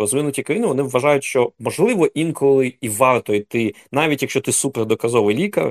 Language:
Ukrainian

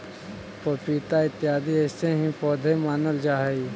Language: Magahi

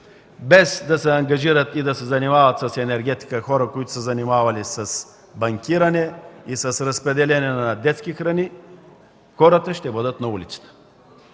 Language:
Bulgarian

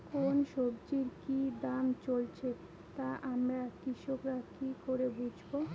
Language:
Bangla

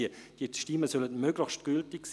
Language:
Swiss German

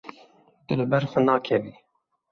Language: Kurdish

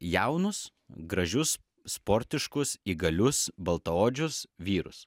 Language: Lithuanian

